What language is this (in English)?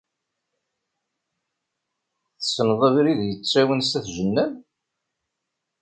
Kabyle